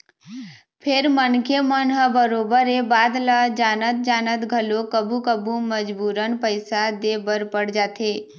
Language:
Chhattisgarhi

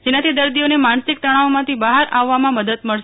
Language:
Gujarati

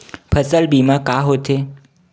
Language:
Chhattisgarhi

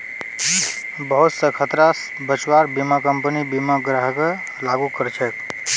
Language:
Magahi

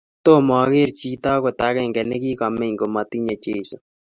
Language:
Kalenjin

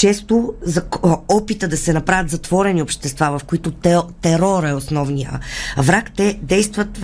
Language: Bulgarian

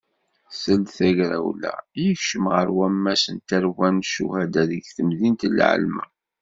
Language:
Kabyle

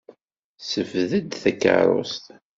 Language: Kabyle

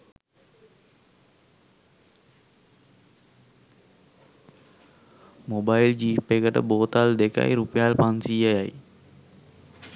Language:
Sinhala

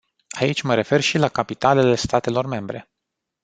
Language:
Romanian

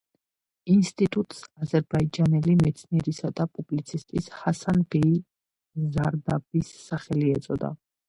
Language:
Georgian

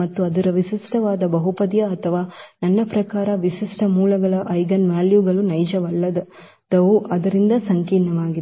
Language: Kannada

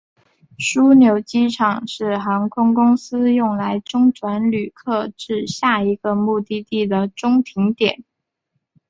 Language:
Chinese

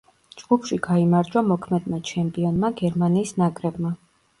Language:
Georgian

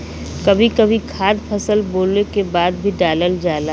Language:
Bhojpuri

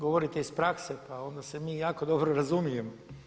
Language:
Croatian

